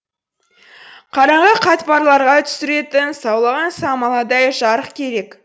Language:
Kazakh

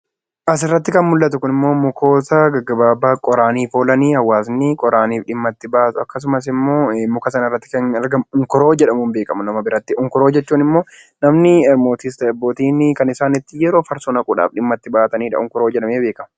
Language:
Oromo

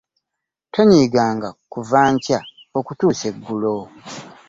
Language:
Ganda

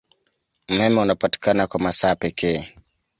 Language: Swahili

